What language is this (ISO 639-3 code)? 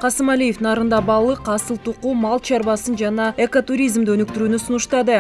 tur